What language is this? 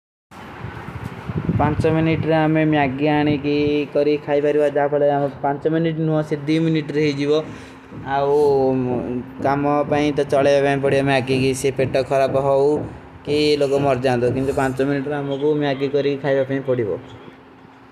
Kui (India)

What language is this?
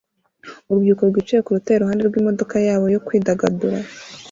Kinyarwanda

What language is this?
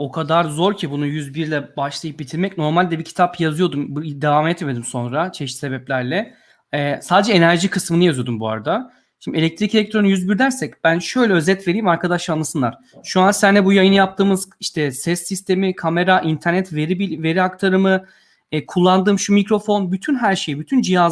Turkish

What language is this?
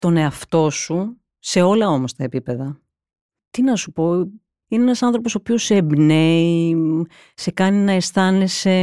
Greek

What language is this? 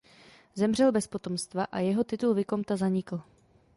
Czech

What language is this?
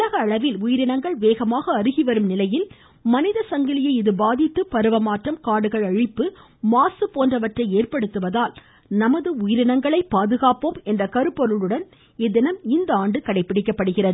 Tamil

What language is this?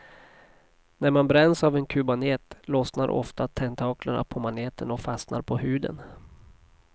Swedish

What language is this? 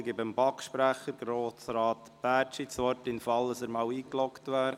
Swiss German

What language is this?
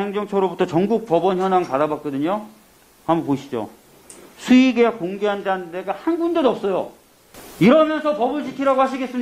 Korean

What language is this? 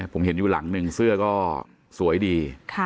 Thai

